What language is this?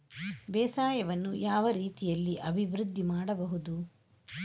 Kannada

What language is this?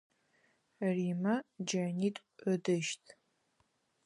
Adyghe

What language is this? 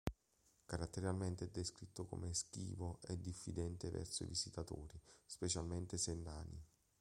Italian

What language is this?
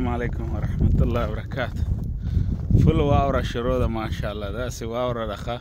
Arabic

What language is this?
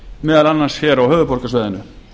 Icelandic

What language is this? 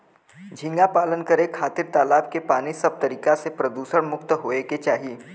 Bhojpuri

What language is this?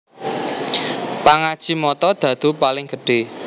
Javanese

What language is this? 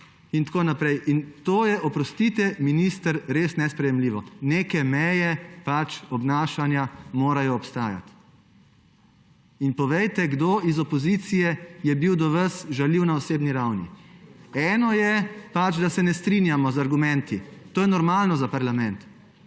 Slovenian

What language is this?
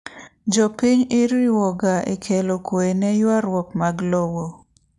Luo (Kenya and Tanzania)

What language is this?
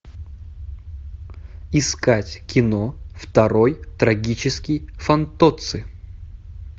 Russian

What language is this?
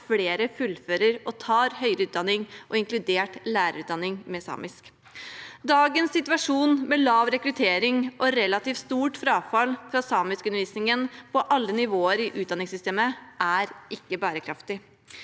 Norwegian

